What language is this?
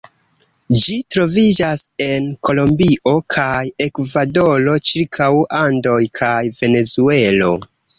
Esperanto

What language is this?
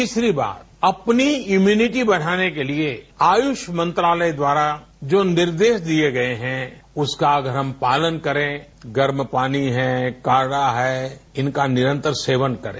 Hindi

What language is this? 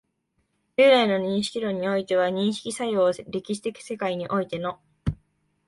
Japanese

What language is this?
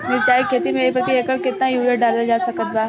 Bhojpuri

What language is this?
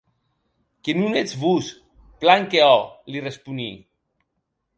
Occitan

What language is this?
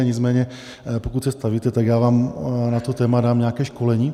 Czech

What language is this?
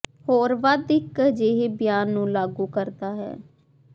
Punjabi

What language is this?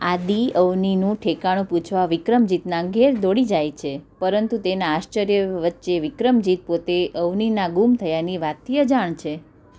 Gujarati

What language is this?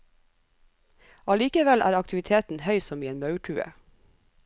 Norwegian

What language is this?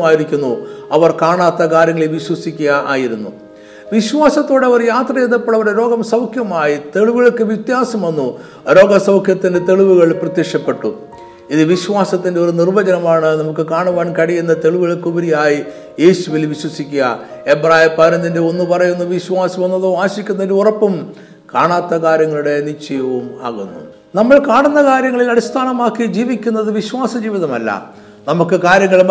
Malayalam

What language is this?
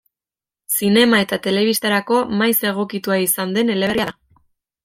Basque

